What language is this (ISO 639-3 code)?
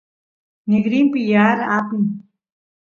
qus